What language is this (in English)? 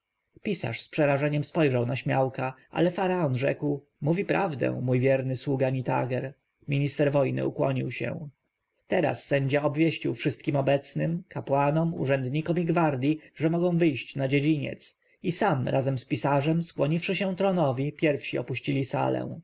Polish